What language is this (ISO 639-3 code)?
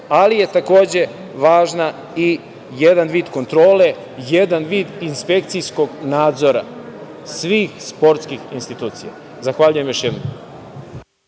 srp